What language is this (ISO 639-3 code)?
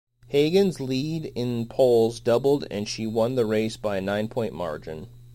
eng